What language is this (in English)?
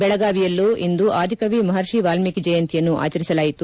Kannada